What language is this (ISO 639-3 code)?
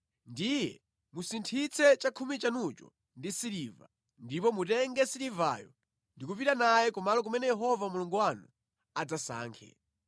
nya